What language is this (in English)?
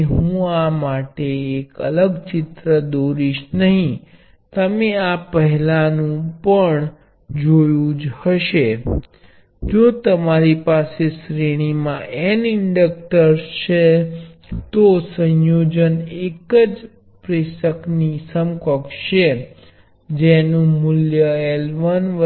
Gujarati